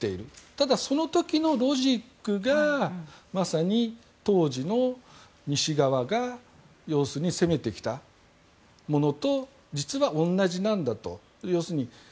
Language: Japanese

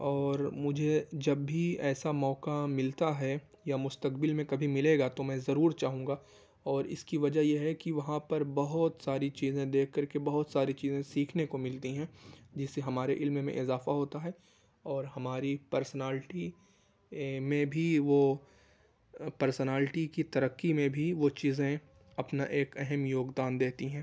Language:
Urdu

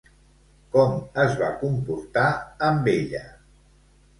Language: Catalan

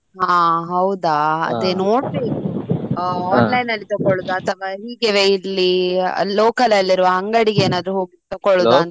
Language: Kannada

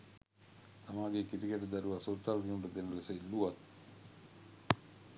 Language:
Sinhala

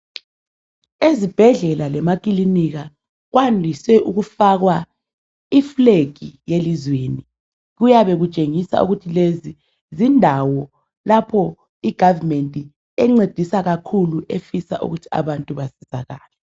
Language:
North Ndebele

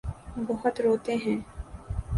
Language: Urdu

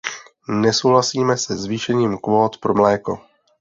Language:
Czech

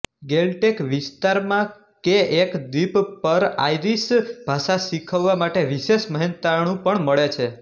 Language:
Gujarati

